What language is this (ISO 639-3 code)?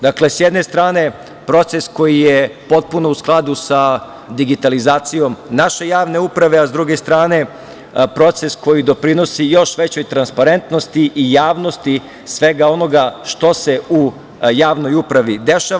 srp